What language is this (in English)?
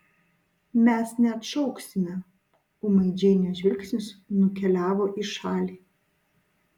Lithuanian